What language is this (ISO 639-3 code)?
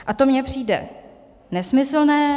ces